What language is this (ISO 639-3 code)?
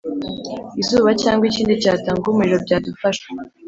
kin